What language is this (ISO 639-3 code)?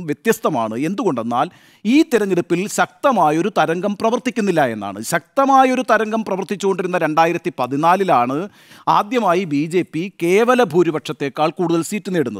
mal